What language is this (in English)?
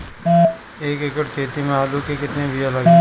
Bhojpuri